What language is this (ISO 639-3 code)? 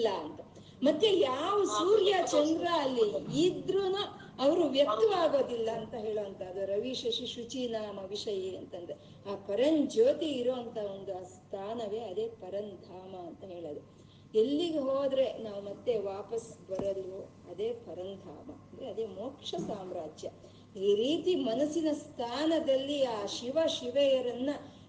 kan